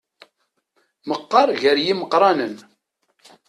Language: Kabyle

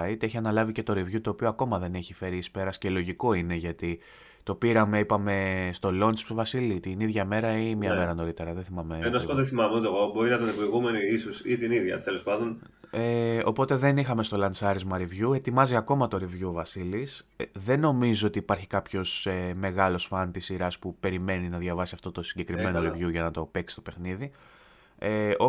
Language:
Greek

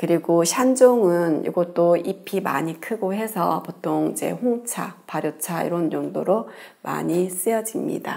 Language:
Korean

